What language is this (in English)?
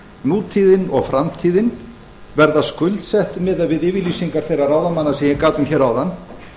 Icelandic